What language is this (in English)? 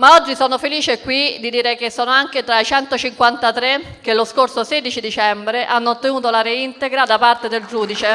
Italian